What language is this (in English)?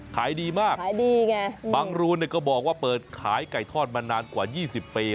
Thai